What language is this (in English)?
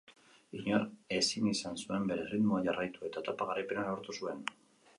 Basque